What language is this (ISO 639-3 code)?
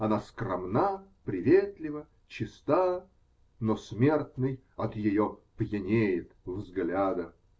rus